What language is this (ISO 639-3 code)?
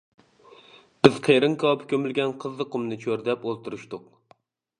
uig